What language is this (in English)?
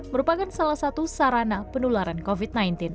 Indonesian